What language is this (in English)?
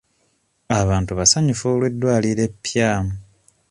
Ganda